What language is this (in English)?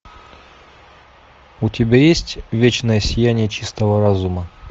Russian